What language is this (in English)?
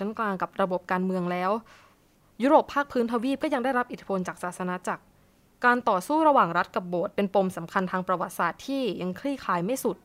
Thai